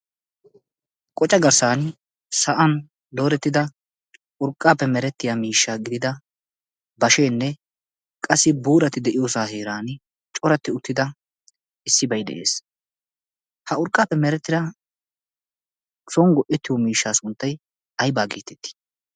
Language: Wolaytta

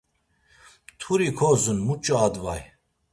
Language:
Laz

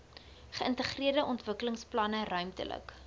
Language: Afrikaans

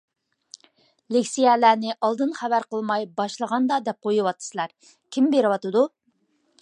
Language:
Uyghur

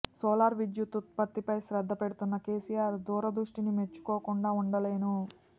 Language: Telugu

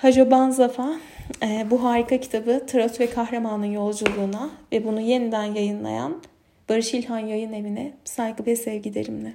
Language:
Turkish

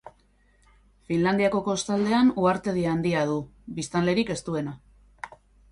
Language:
Basque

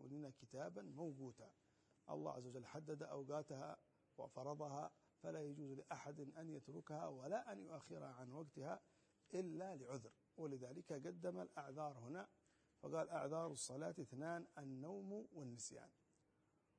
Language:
Arabic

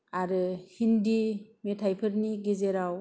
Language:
Bodo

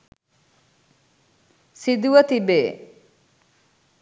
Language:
Sinhala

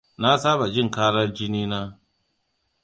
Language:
Hausa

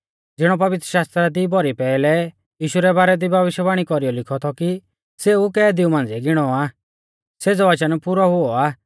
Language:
Mahasu Pahari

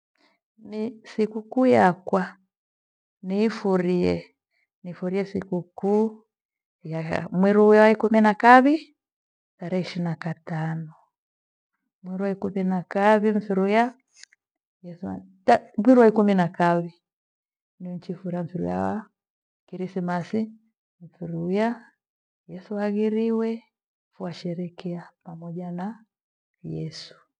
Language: Gweno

